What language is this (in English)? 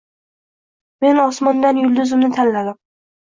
Uzbek